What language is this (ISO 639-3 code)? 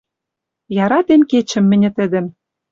mrj